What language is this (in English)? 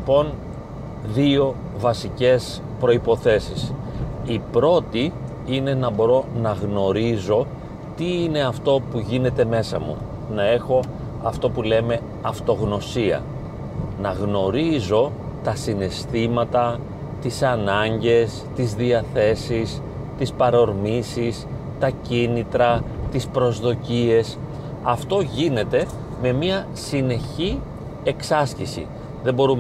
Greek